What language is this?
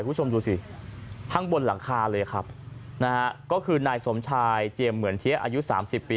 Thai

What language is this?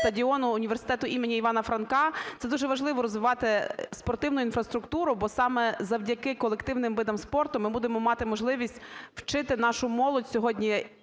Ukrainian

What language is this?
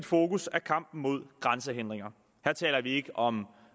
Danish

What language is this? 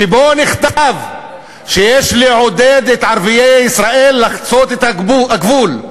Hebrew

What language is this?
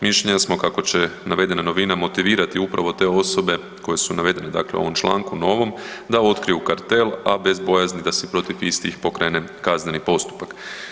Croatian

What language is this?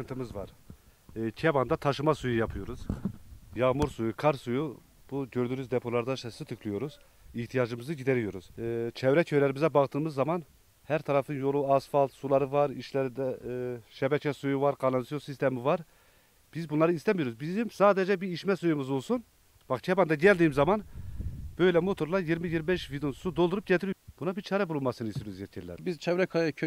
Turkish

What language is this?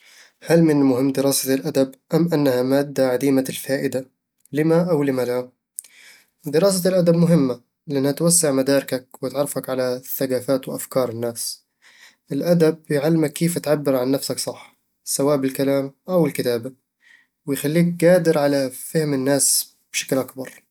Eastern Egyptian Bedawi Arabic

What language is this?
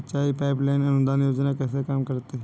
Hindi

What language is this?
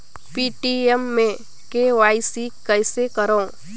Chhattisgarhi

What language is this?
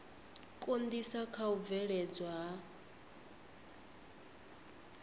Venda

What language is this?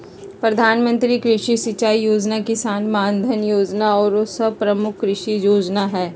Magahi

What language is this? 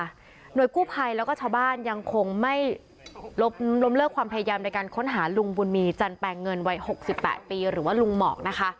Thai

